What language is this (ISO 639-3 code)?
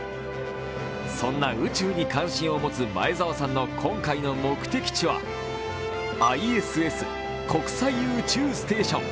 jpn